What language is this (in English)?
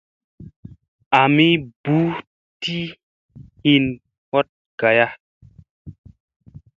Musey